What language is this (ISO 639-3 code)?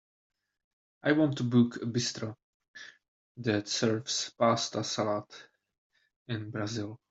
eng